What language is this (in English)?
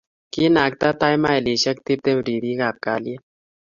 Kalenjin